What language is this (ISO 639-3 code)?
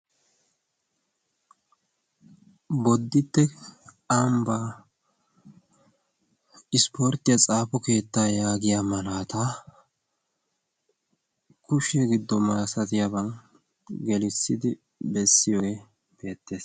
wal